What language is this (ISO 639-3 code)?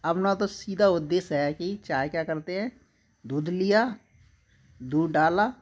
hin